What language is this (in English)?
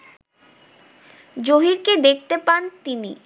Bangla